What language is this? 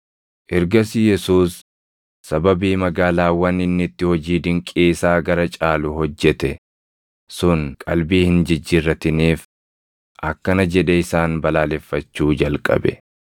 Oromo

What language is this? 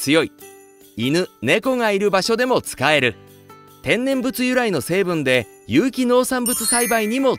Japanese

